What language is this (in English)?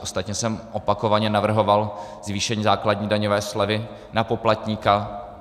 Czech